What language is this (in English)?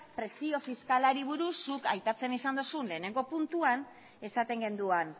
Basque